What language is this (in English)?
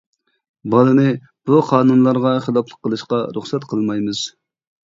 Uyghur